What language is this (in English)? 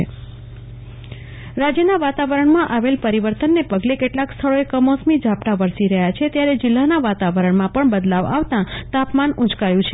Gujarati